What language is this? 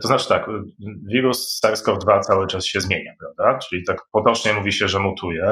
Polish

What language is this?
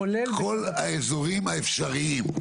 Hebrew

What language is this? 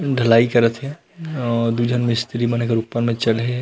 Chhattisgarhi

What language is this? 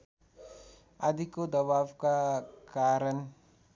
Nepali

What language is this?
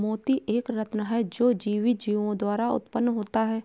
Hindi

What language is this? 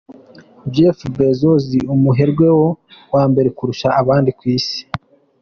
Kinyarwanda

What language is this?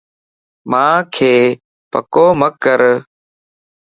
Lasi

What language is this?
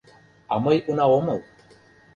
Mari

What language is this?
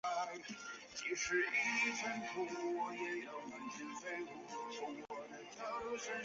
Chinese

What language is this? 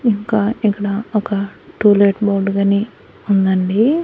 Telugu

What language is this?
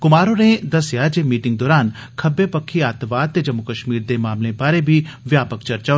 Dogri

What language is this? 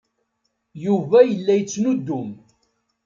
Kabyle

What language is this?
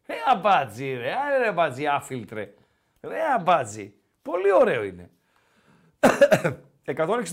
Greek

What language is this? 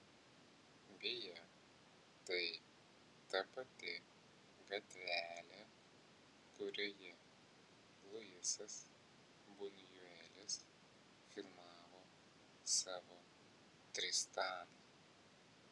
Lithuanian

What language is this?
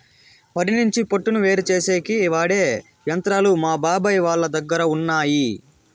Telugu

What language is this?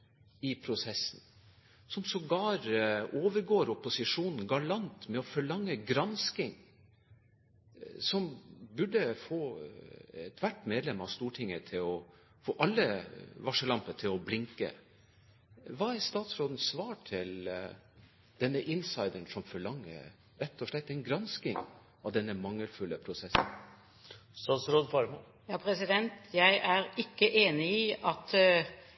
Norwegian Bokmål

